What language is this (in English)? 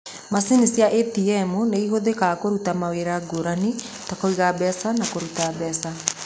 Kikuyu